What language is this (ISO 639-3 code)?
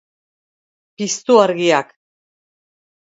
eus